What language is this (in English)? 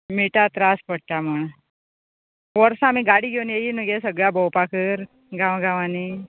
Konkani